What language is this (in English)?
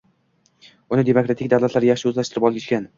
Uzbek